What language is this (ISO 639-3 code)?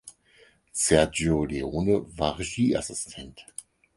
deu